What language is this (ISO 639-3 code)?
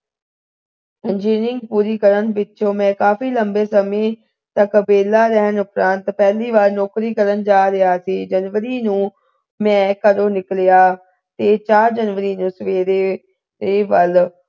pan